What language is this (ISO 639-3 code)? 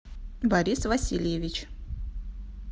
rus